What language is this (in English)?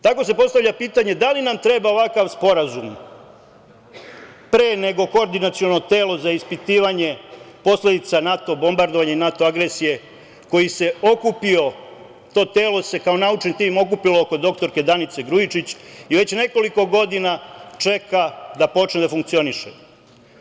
Serbian